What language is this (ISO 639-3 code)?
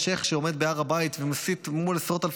heb